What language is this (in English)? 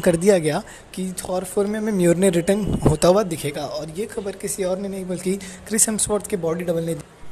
Hindi